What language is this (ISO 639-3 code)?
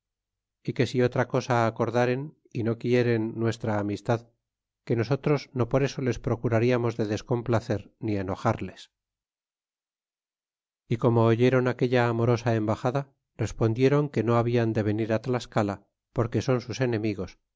spa